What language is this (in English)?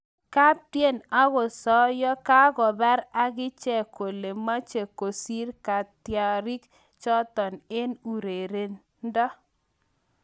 Kalenjin